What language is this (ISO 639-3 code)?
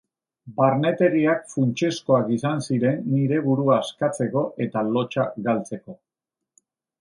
eus